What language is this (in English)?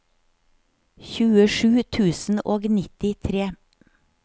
Norwegian